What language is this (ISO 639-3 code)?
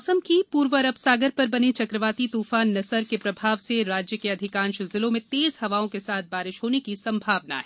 hin